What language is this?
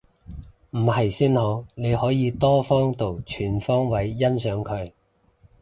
Cantonese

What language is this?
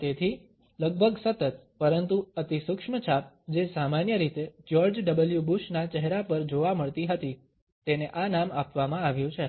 Gujarati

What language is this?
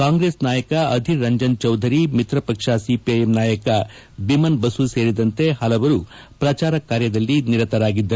Kannada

